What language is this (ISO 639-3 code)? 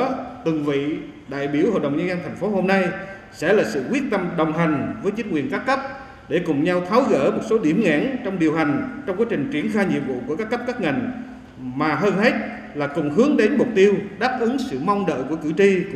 vie